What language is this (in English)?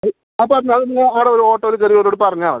Malayalam